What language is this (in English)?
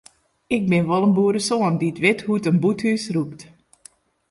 Western Frisian